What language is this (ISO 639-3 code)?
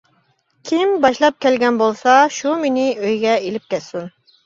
uig